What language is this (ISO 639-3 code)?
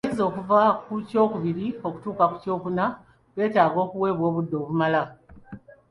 lug